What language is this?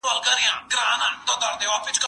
Pashto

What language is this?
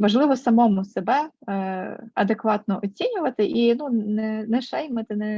Ukrainian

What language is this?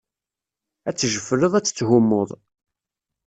Kabyle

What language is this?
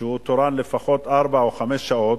Hebrew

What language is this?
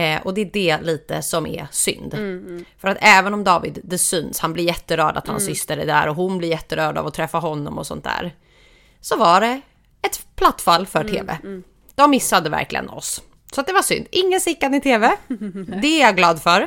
Swedish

